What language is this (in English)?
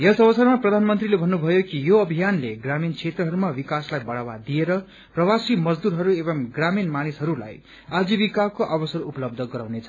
Nepali